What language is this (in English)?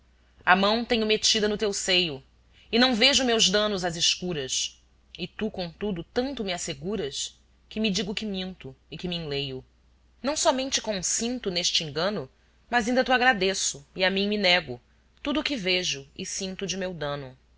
Portuguese